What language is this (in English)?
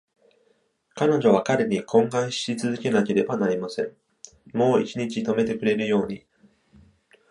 Japanese